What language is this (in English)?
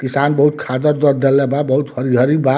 Bhojpuri